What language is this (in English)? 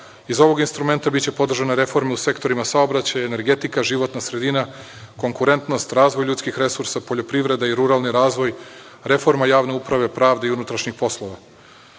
Serbian